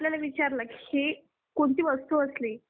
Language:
Marathi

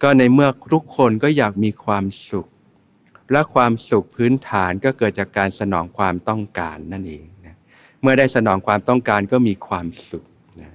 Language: Thai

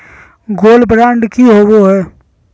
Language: Magahi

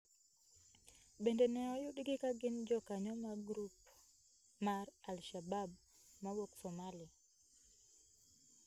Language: Luo (Kenya and Tanzania)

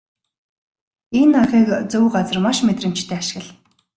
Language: Mongolian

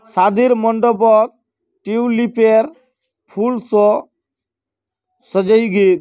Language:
Magahi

